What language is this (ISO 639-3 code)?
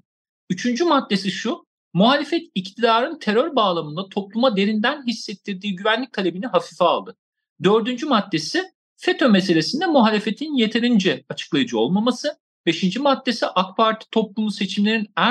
tur